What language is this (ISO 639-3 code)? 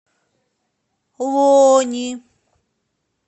rus